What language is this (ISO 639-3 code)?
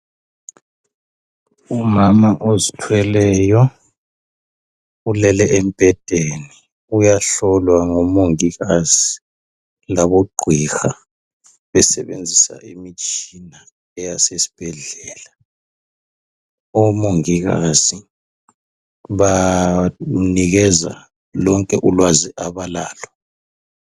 nde